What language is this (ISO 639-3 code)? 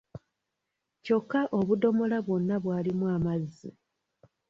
lug